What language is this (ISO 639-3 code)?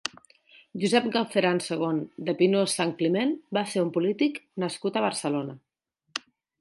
cat